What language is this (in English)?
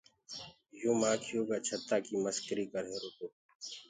Gurgula